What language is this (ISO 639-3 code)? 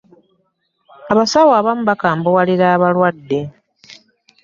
lug